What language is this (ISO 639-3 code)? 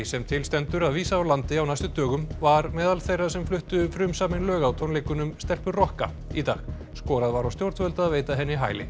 isl